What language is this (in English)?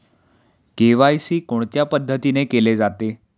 Marathi